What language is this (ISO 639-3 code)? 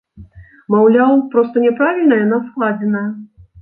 bel